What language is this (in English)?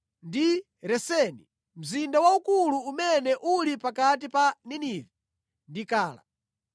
Nyanja